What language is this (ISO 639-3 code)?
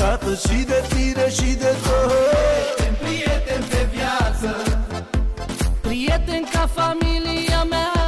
ron